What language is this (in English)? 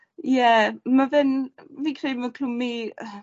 Welsh